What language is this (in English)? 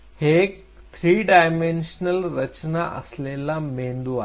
Marathi